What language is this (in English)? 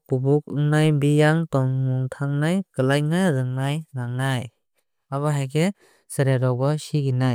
Kok Borok